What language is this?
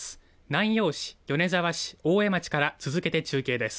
Japanese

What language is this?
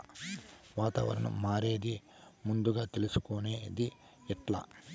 Telugu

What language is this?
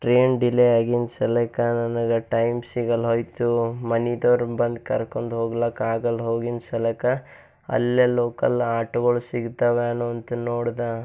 Kannada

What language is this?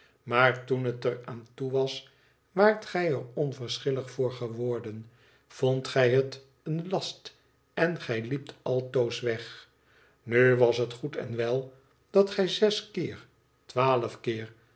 Dutch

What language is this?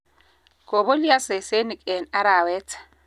Kalenjin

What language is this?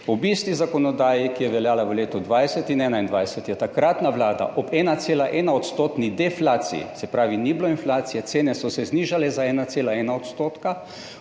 Slovenian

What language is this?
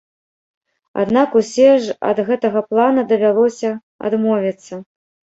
Belarusian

